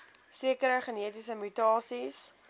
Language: Afrikaans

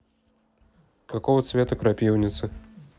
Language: Russian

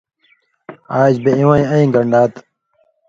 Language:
Indus Kohistani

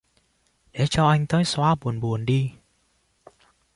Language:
Vietnamese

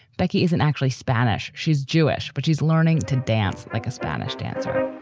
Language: English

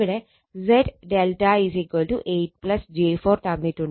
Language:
Malayalam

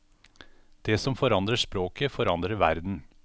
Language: Norwegian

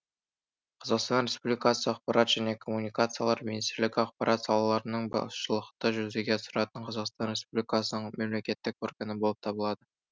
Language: Kazakh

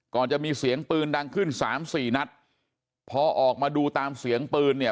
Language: Thai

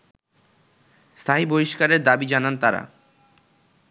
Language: Bangla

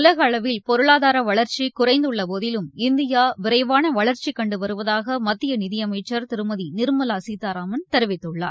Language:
Tamil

